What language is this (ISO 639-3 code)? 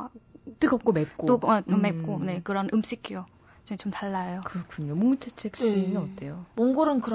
kor